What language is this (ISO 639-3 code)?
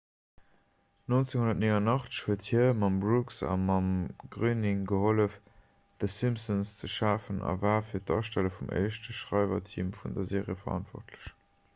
ltz